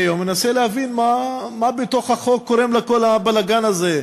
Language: Hebrew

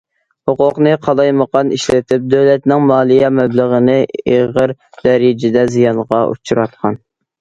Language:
Uyghur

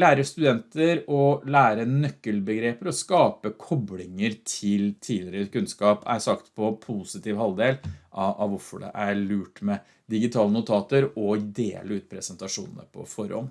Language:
Norwegian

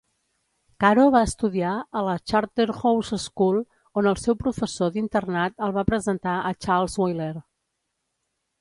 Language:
Catalan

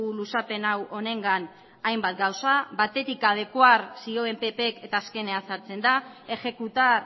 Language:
Basque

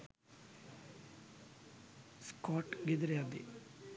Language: Sinhala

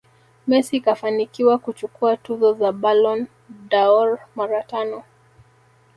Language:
Swahili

